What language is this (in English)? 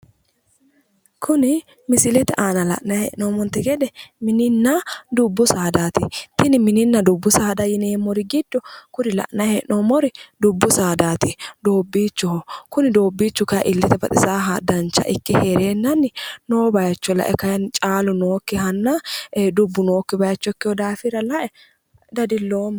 Sidamo